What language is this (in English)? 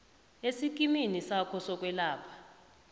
South Ndebele